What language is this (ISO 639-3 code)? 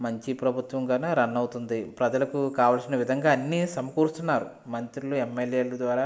tel